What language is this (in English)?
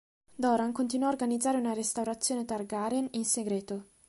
Italian